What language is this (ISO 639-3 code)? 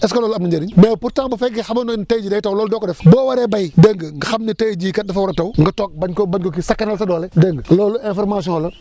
wol